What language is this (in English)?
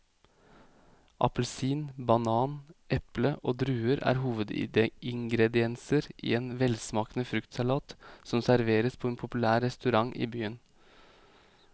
Norwegian